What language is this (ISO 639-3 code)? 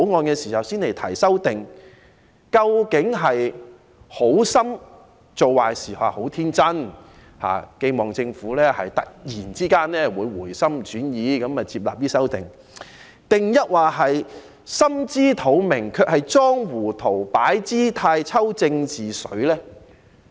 yue